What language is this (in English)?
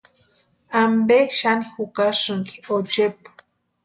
Western Highland Purepecha